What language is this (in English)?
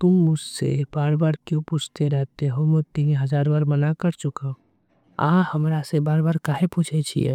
Angika